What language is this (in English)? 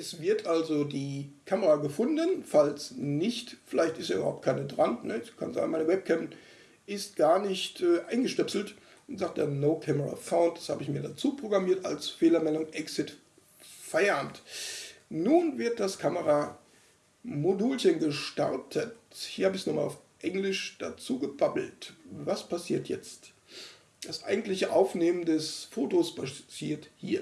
German